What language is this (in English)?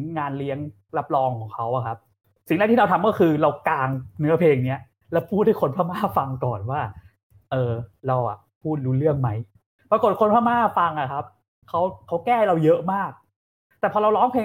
Thai